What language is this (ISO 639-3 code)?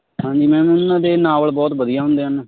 pan